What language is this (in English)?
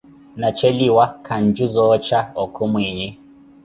Koti